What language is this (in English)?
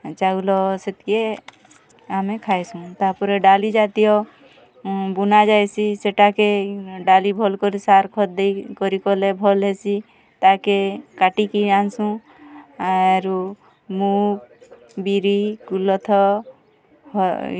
Odia